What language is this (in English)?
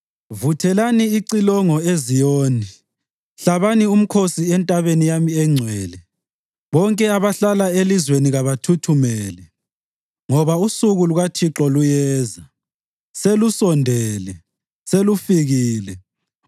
North Ndebele